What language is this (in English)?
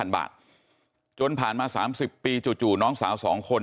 Thai